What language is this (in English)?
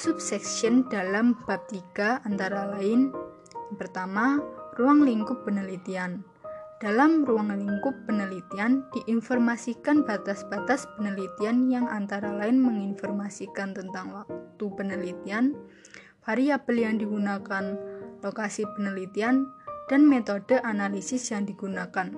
Indonesian